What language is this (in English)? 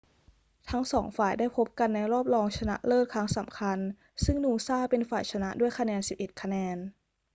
Thai